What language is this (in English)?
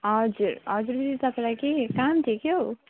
Nepali